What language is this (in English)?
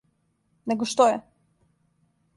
Serbian